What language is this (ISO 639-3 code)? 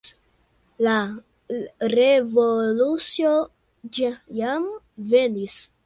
epo